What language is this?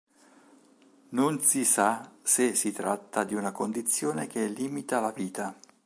Italian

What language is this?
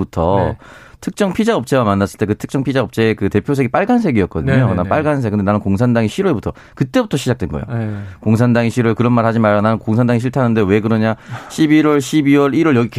Korean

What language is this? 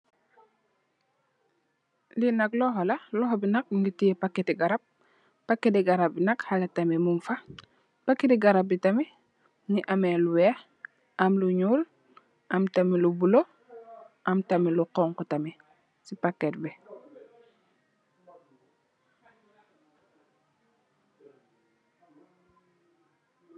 Wolof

